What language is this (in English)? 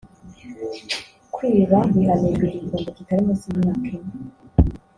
Kinyarwanda